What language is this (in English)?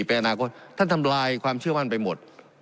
Thai